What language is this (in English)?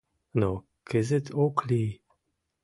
Mari